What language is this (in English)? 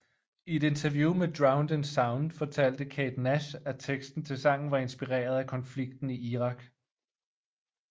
Danish